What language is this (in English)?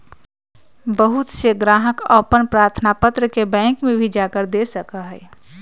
Magahi